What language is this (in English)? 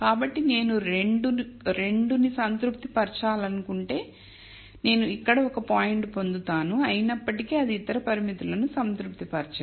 Telugu